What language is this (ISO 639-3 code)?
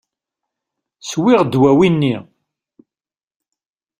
kab